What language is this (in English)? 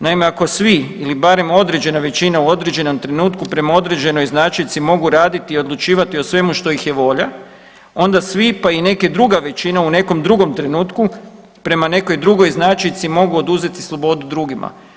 Croatian